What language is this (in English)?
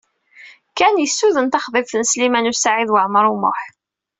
Kabyle